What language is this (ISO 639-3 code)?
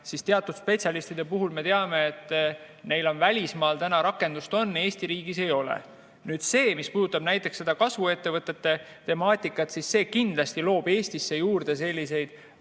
est